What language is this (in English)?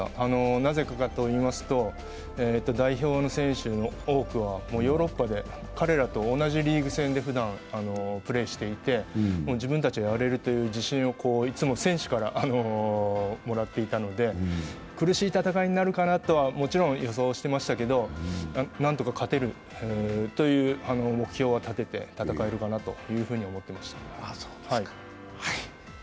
Japanese